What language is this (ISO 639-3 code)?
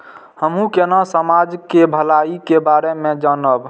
mai